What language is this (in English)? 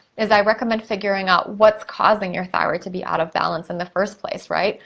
English